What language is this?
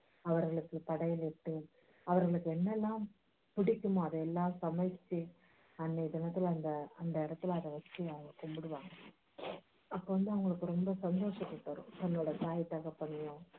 Tamil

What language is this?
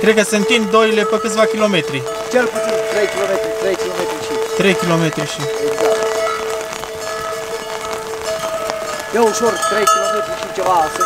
Romanian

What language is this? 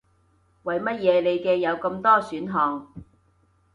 Cantonese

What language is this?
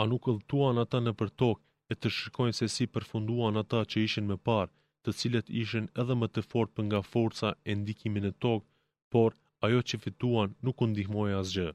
Greek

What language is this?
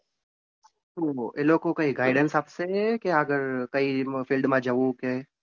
Gujarati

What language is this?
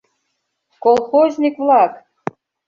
Mari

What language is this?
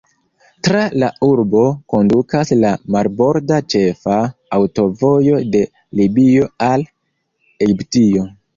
Esperanto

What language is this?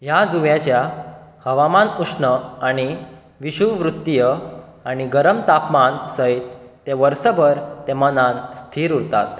Konkani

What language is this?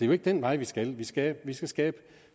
Danish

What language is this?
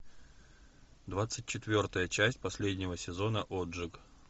Russian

